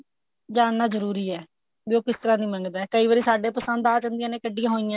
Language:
Punjabi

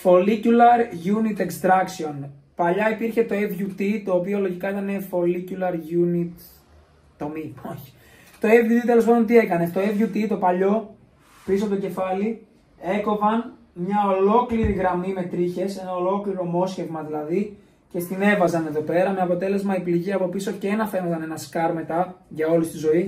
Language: Greek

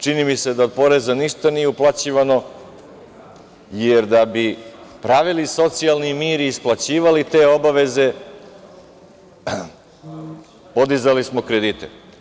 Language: Serbian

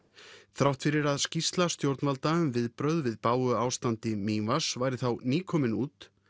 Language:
Icelandic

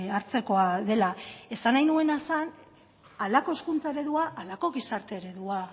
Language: Basque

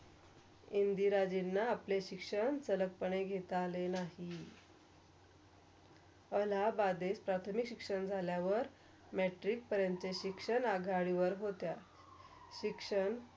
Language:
Marathi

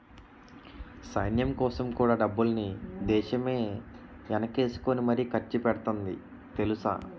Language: Telugu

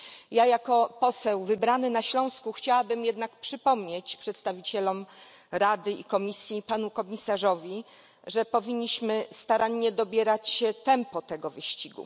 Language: Polish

